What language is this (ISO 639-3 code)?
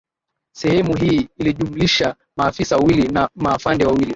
swa